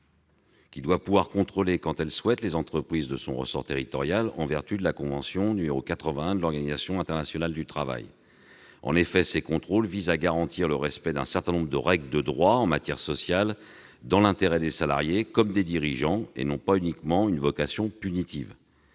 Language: French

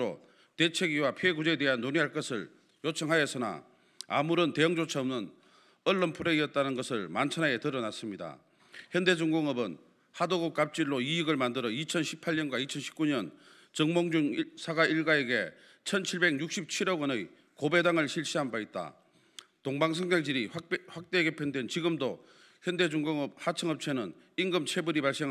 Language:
Korean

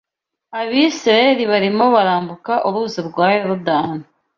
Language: Kinyarwanda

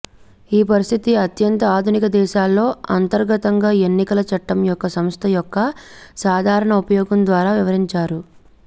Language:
Telugu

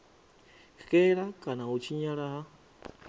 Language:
Venda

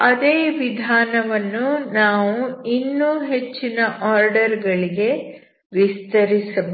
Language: Kannada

